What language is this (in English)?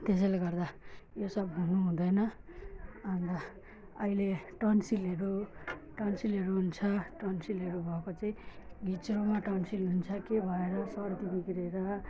Nepali